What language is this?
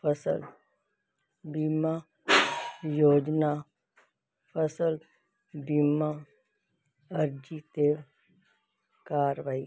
Punjabi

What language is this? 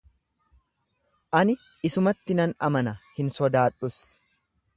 Oromo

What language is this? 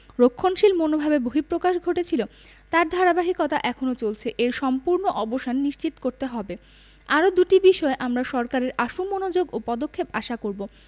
Bangla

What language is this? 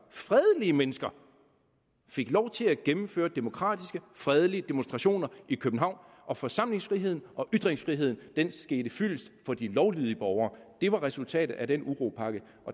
Danish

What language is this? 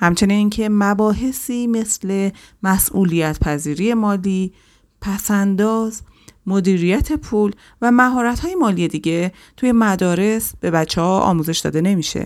Persian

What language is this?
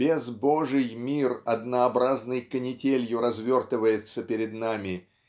Russian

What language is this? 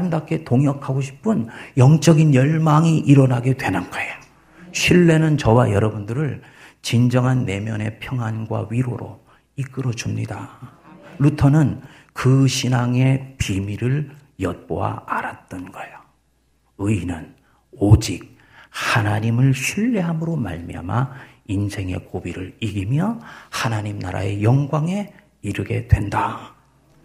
Korean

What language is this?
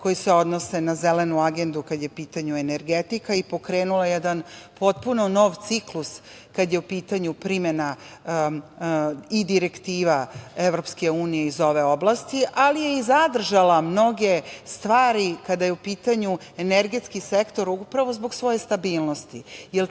Serbian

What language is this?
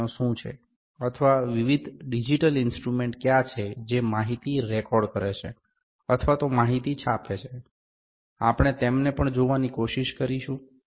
Gujarati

